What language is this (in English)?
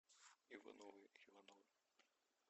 Russian